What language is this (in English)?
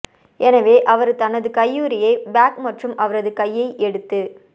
Tamil